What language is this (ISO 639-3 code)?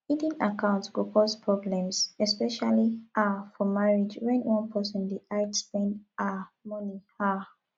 pcm